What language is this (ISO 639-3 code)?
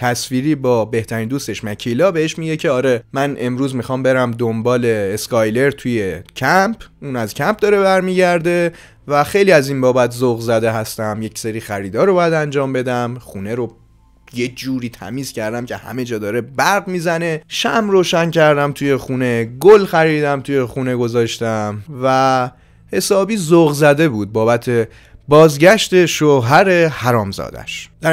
fas